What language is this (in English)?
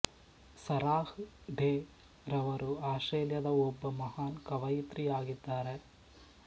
Kannada